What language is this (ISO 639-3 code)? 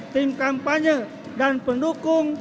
ind